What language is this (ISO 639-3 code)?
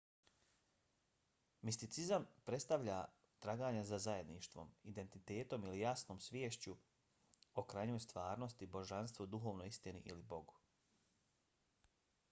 bos